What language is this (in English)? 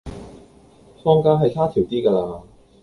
Cantonese